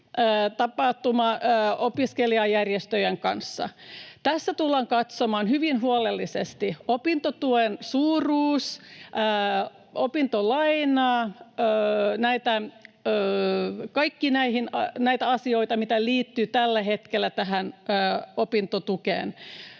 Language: Finnish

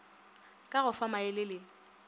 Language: Northern Sotho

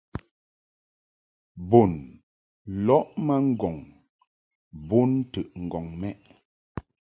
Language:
Mungaka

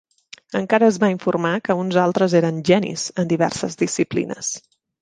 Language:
Catalan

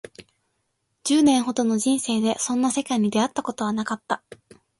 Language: Japanese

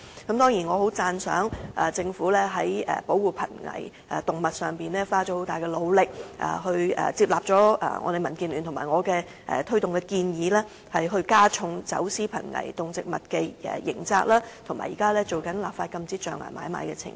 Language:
Cantonese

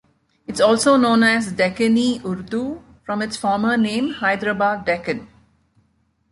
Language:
English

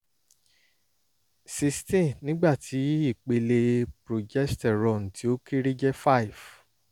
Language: Yoruba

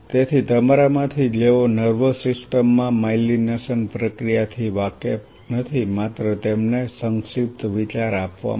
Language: Gujarati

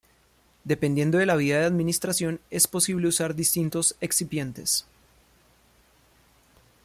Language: Spanish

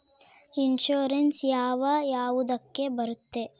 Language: Kannada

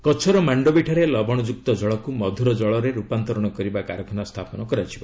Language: Odia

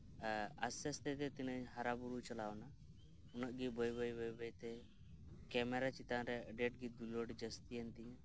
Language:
Santali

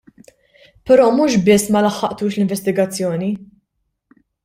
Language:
Maltese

